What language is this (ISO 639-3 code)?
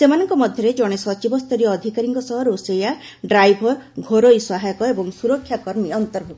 ori